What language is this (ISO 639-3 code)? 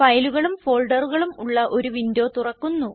mal